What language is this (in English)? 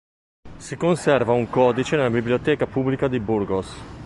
Italian